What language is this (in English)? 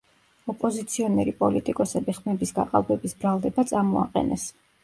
Georgian